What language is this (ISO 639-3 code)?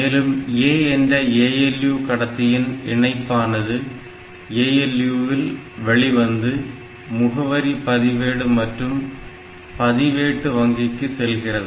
tam